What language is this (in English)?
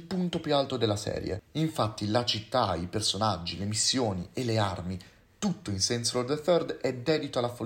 Italian